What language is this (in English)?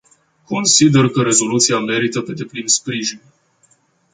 Romanian